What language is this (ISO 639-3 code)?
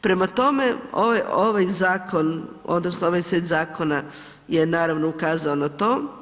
hrv